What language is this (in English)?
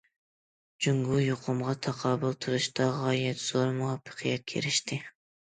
Uyghur